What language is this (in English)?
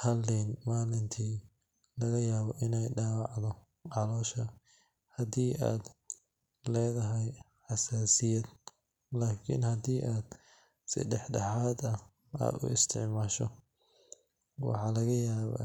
Somali